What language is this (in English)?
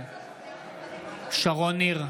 Hebrew